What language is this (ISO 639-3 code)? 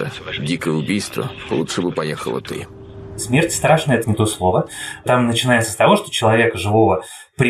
rus